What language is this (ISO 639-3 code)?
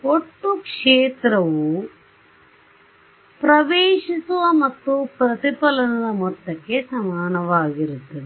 kan